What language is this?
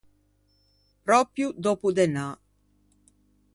Ligurian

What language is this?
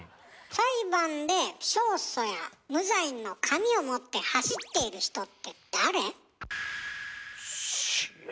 Japanese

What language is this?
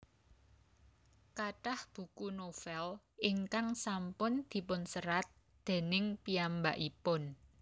Javanese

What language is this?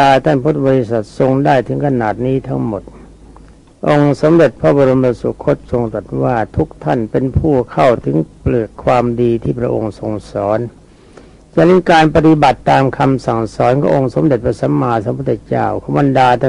Thai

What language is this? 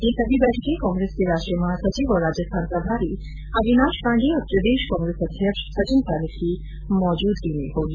Hindi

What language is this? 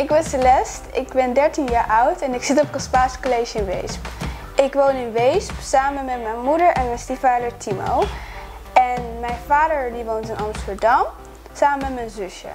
Dutch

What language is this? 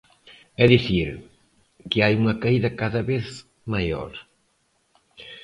Galician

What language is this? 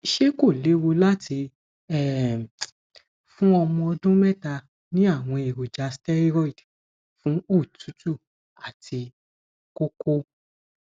Yoruba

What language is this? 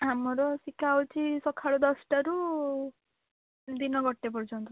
Odia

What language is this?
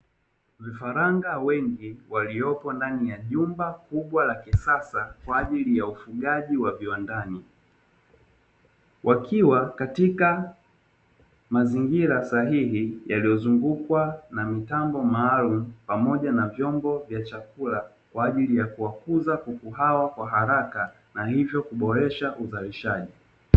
Swahili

